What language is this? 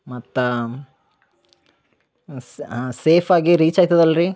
Kannada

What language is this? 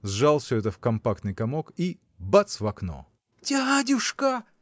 Russian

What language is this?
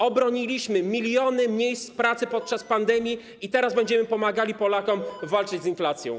Polish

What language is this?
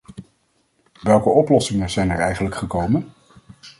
Dutch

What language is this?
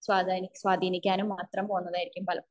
Malayalam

